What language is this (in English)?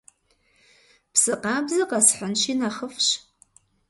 Kabardian